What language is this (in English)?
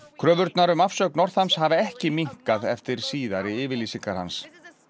Icelandic